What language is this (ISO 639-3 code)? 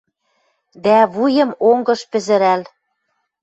mrj